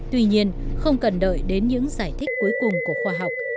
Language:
Vietnamese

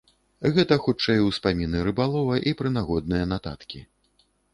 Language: Belarusian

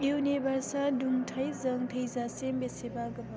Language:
Bodo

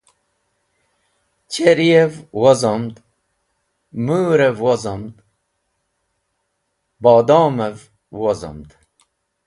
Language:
Wakhi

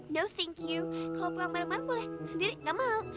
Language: Indonesian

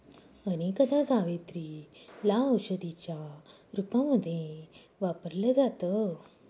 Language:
Marathi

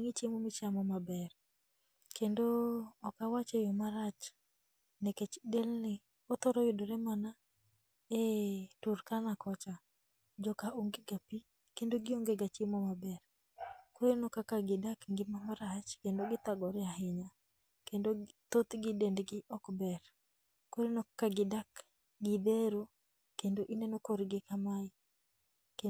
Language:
Luo (Kenya and Tanzania)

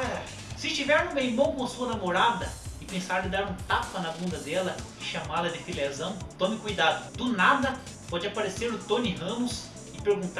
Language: Portuguese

